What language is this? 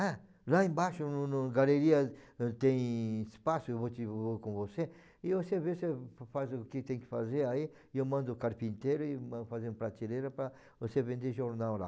Portuguese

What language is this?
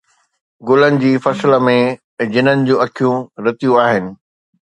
Sindhi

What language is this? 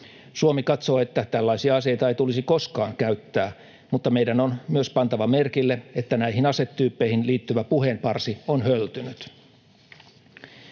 Finnish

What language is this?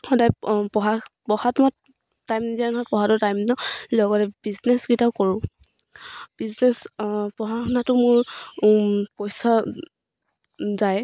Assamese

